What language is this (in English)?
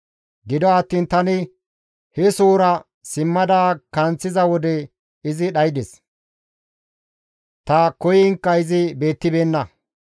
Gamo